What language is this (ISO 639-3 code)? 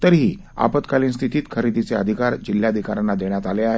mar